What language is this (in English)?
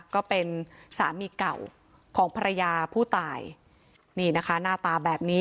Thai